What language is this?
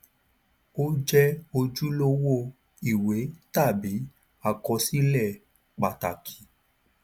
Yoruba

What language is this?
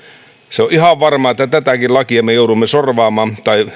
Finnish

